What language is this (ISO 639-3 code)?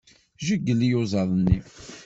kab